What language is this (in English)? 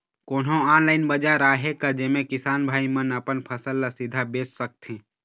Chhattisgarhi